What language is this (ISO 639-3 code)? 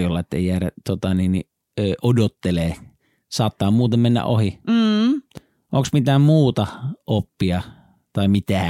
fin